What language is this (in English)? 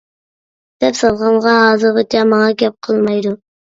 Uyghur